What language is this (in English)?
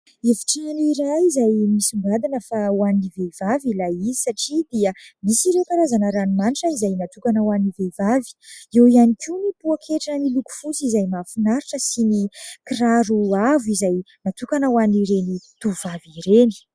Malagasy